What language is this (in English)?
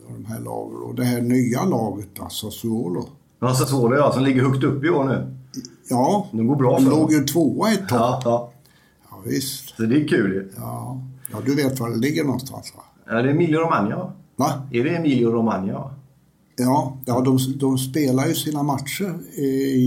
Swedish